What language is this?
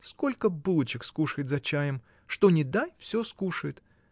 Russian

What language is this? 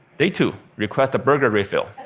English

